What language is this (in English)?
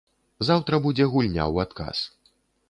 Belarusian